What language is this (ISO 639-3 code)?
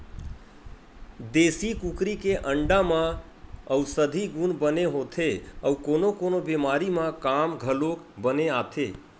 hne